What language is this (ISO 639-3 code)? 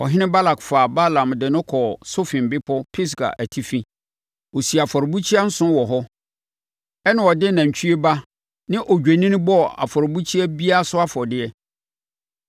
aka